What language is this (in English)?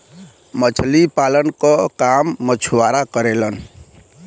Bhojpuri